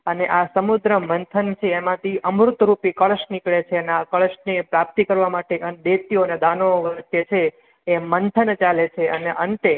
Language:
Gujarati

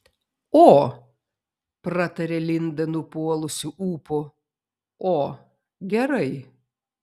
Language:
Lithuanian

